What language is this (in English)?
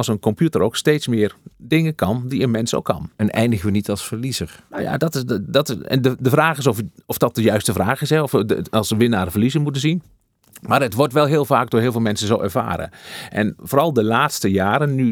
Dutch